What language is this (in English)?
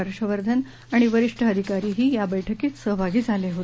Marathi